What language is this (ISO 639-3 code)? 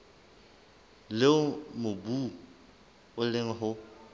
sot